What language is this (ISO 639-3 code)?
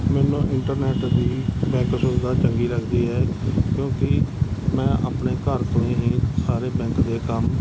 pan